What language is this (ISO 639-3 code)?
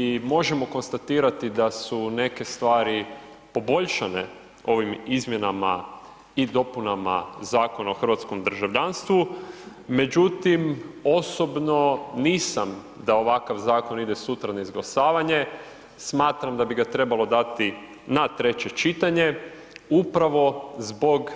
hrv